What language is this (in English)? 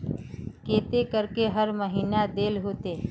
Magahi